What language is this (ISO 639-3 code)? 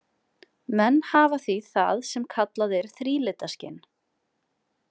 isl